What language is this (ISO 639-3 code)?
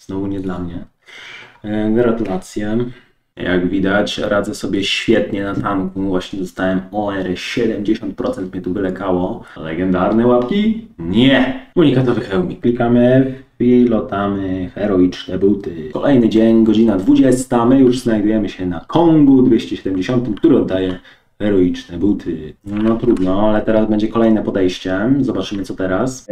pol